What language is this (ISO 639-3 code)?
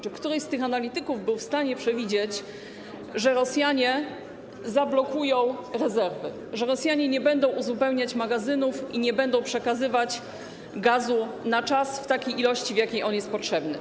pol